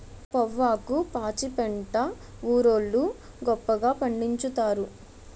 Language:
Telugu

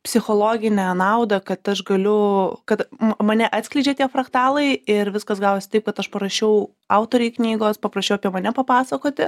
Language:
Lithuanian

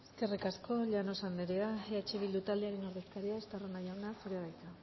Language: Basque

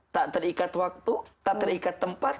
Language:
Indonesian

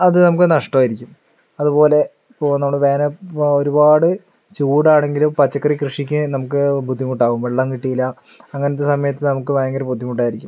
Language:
Malayalam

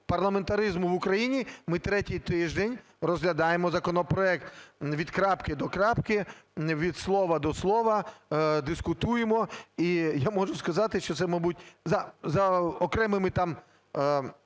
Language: Ukrainian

